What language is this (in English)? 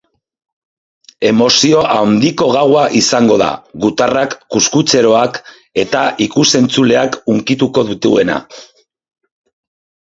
Basque